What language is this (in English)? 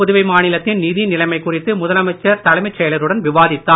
Tamil